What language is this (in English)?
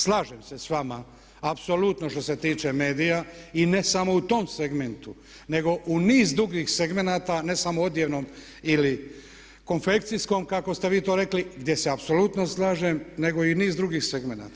Croatian